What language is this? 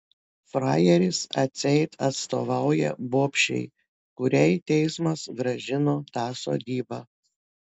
Lithuanian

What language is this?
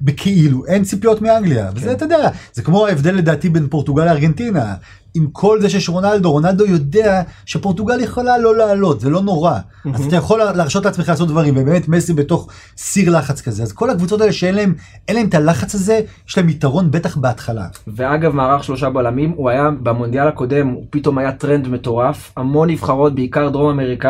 Hebrew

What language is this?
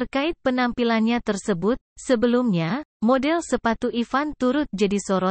Indonesian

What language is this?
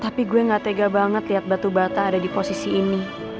Indonesian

